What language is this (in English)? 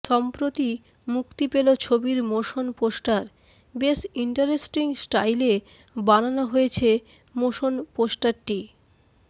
Bangla